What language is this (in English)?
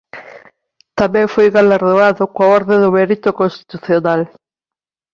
Galician